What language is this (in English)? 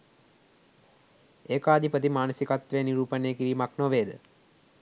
Sinhala